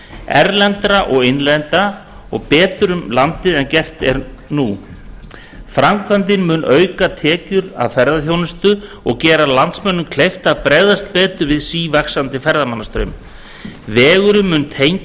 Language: Icelandic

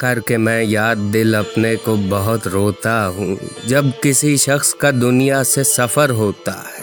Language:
Urdu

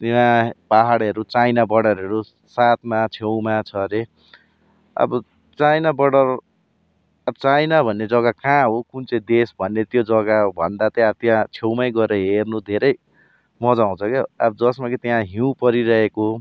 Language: Nepali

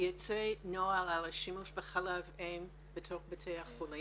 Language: Hebrew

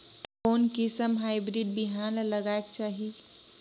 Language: Chhattisgarhi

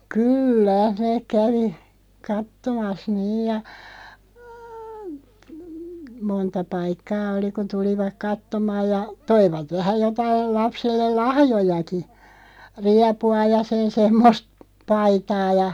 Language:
Finnish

